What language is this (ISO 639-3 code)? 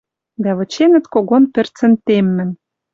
mrj